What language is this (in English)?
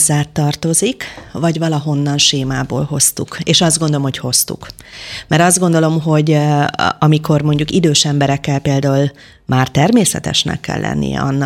Hungarian